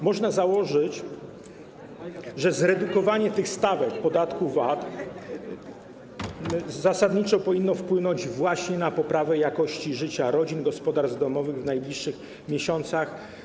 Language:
Polish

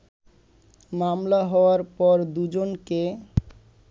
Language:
Bangla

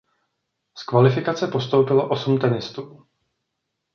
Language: Czech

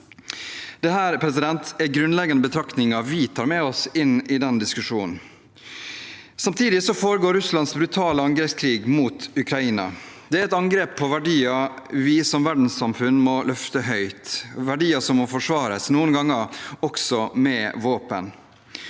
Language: Norwegian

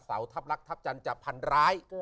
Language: Thai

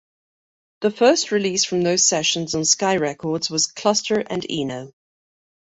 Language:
English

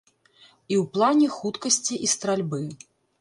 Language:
Belarusian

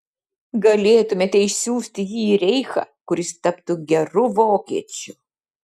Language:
Lithuanian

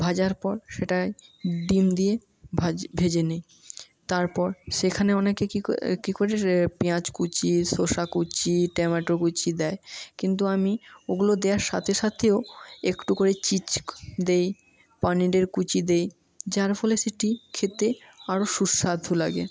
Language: Bangla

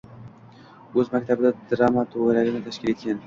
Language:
Uzbek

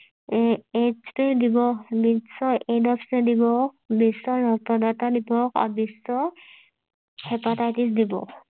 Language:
Assamese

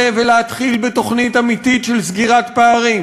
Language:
Hebrew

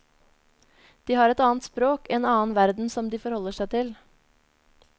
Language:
Norwegian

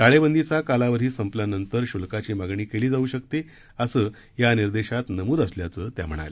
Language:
Marathi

